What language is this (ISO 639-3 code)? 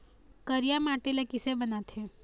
hne